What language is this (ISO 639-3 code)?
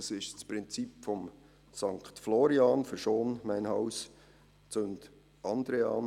gsw